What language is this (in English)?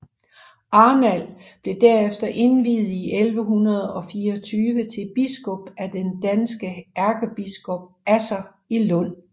Danish